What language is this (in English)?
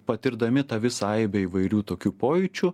Lithuanian